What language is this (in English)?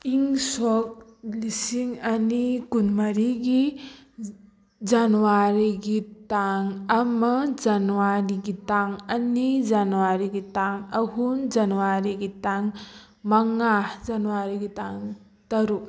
Manipuri